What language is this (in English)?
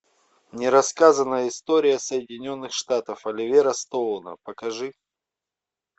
Russian